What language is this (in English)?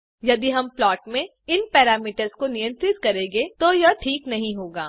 Hindi